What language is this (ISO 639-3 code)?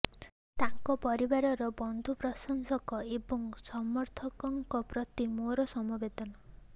ori